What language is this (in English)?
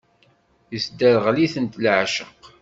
Kabyle